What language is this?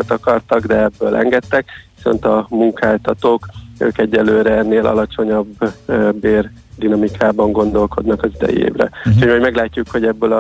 Hungarian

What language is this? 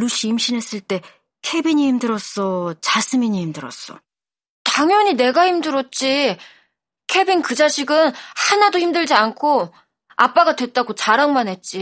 Korean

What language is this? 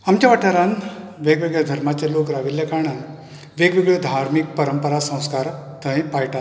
Konkani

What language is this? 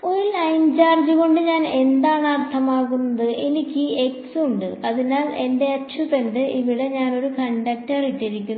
Malayalam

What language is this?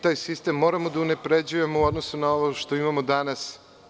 Serbian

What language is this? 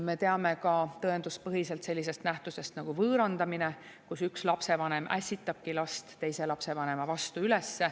Estonian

